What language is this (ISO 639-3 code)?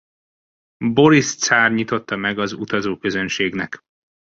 hun